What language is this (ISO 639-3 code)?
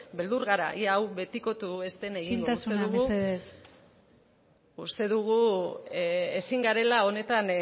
eus